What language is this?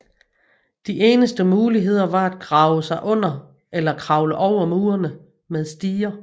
Danish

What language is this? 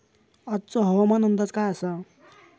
Marathi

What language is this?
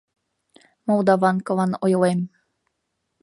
Mari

